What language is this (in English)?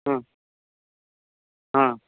Marathi